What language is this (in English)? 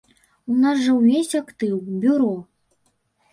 Belarusian